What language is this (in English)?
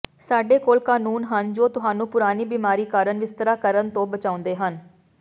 Punjabi